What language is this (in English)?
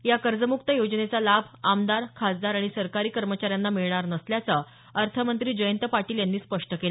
Marathi